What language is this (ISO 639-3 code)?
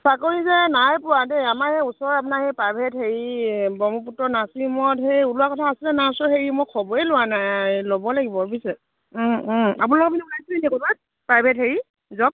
asm